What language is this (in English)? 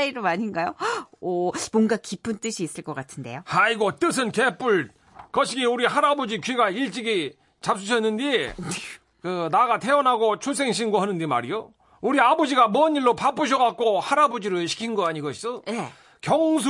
Korean